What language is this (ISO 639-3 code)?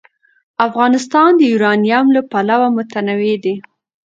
pus